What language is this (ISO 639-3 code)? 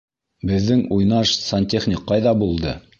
bak